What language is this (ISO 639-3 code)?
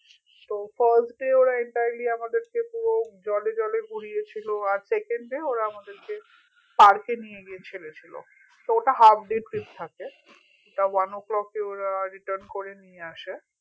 ben